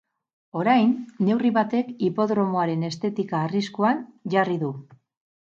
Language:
Basque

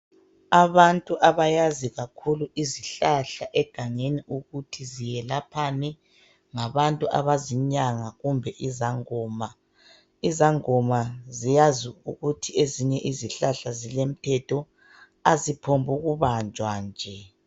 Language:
North Ndebele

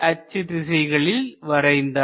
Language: Tamil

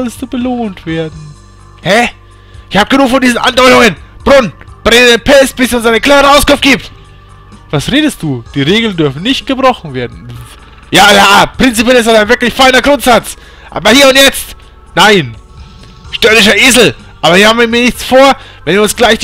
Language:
German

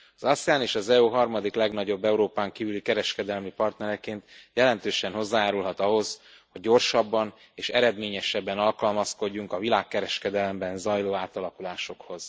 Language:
Hungarian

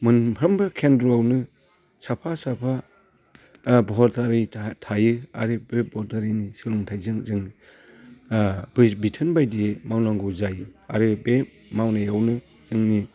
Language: Bodo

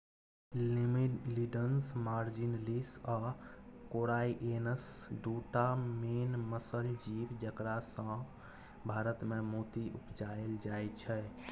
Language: Maithili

